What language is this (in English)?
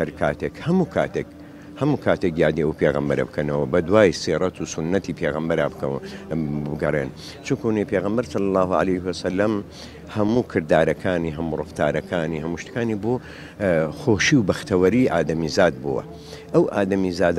Arabic